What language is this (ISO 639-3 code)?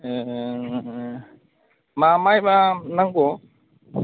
brx